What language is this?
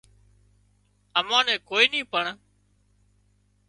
Wadiyara Koli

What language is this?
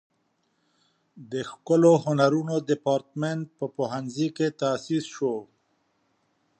Pashto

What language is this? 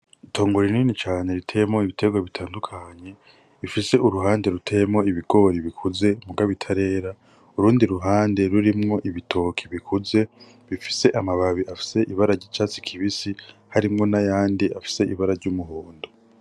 Rundi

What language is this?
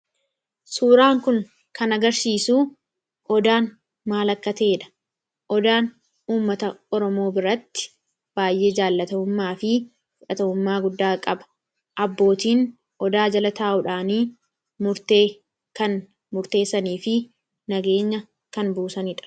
Oromo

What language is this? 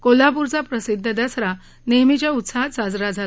Marathi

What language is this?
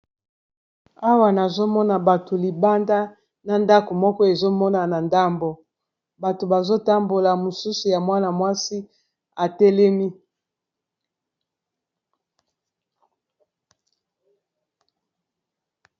Lingala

